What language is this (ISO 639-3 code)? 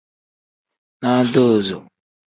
kdh